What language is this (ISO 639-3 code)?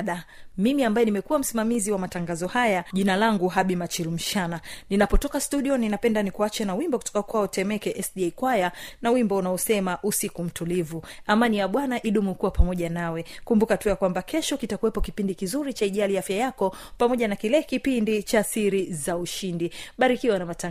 swa